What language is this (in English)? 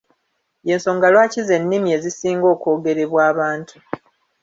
Ganda